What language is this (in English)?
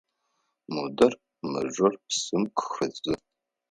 Adyghe